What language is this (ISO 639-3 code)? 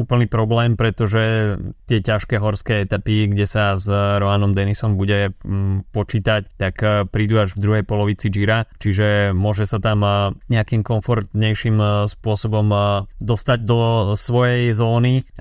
slk